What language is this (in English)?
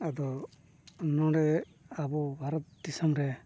Santali